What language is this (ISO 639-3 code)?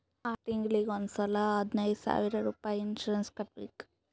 kan